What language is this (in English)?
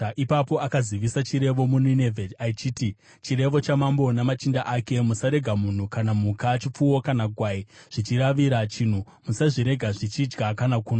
Shona